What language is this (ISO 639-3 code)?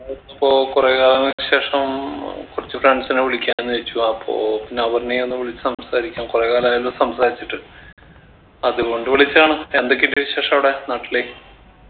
mal